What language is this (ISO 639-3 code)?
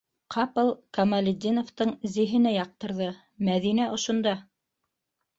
bak